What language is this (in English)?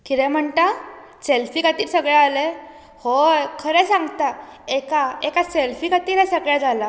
Konkani